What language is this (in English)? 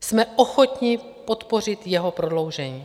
Czech